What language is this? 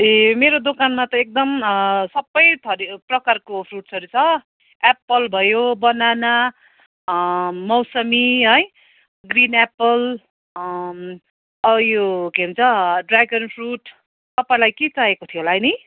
Nepali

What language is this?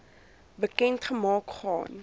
Afrikaans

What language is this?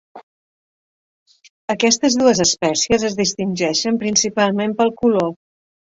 Catalan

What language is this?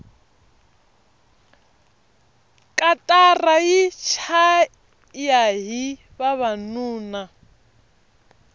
Tsonga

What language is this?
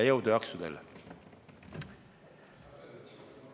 Estonian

